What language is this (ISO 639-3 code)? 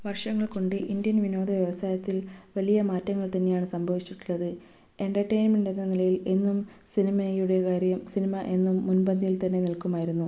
mal